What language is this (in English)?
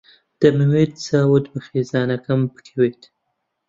Central Kurdish